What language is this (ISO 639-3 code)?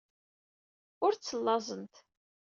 kab